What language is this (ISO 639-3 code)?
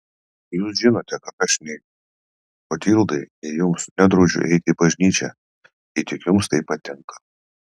lit